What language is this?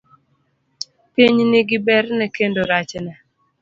Luo (Kenya and Tanzania)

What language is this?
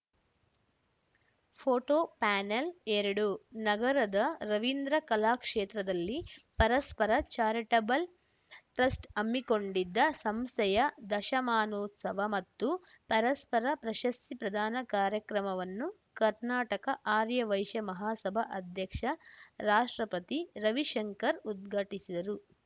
Kannada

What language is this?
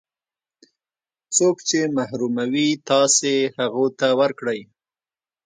Pashto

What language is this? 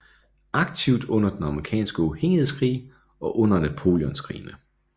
Danish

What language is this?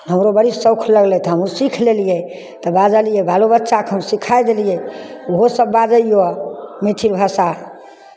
Maithili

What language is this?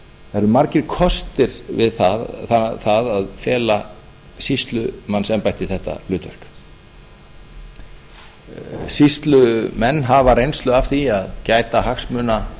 Icelandic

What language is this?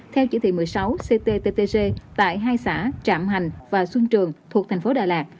Vietnamese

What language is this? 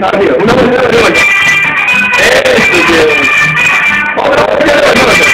Spanish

